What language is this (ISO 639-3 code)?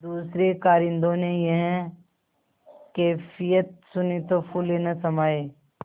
hin